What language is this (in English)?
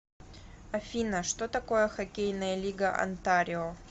Russian